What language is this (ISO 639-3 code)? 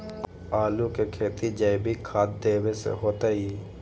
mag